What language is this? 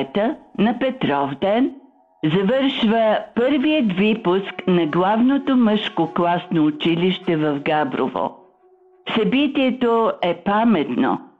Bulgarian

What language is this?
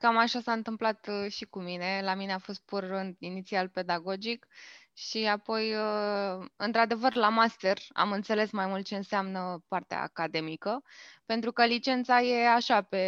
Romanian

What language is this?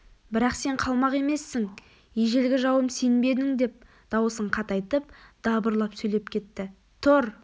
Kazakh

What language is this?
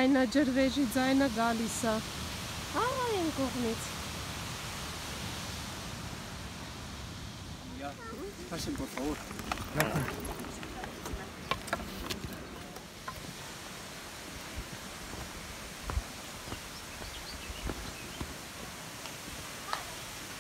Romanian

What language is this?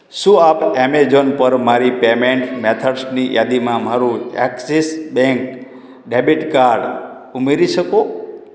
Gujarati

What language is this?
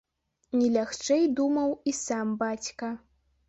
Belarusian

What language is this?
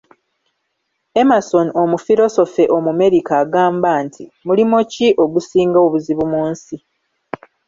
Ganda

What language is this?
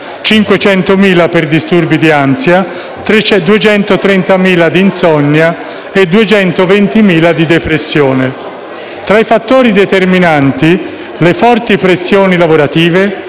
Italian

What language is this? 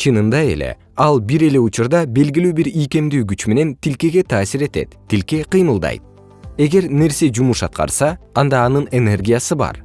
Kyrgyz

